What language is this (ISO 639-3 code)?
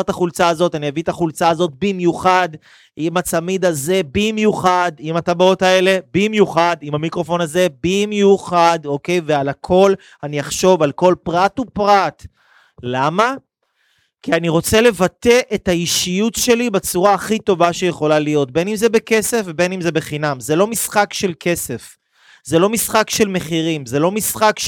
heb